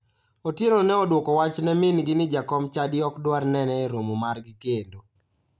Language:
Luo (Kenya and Tanzania)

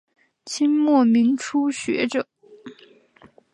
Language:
Chinese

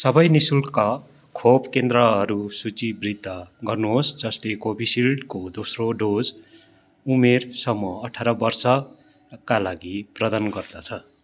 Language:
Nepali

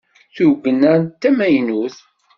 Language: Kabyle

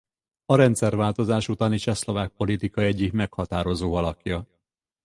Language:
Hungarian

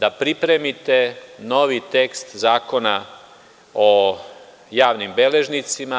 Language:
Serbian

